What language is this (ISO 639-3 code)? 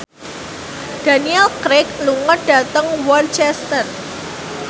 jav